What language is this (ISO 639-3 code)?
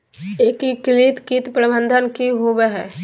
mag